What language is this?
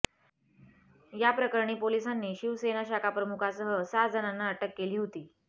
Marathi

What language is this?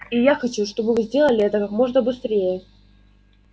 Russian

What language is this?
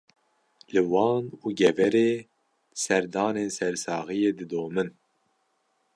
Kurdish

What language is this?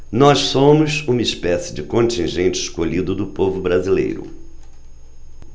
Portuguese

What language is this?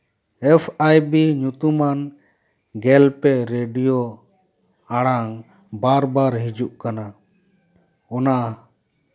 Santali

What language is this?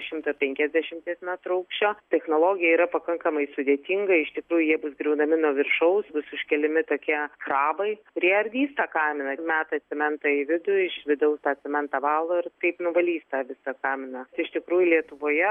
Lithuanian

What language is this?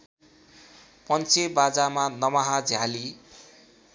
Nepali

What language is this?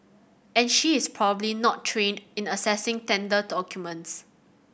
English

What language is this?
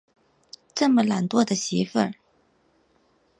Chinese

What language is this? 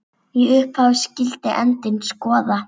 Icelandic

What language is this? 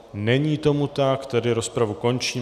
Czech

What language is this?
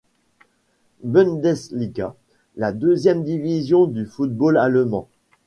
French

